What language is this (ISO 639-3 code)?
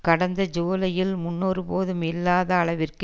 tam